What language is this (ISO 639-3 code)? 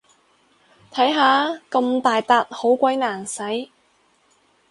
yue